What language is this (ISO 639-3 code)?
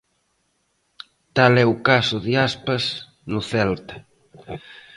glg